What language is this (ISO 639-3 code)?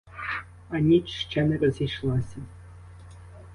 ukr